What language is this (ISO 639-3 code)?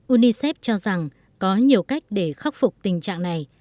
vie